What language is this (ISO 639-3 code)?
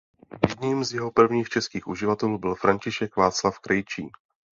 ces